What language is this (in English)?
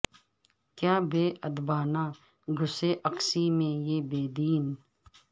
Urdu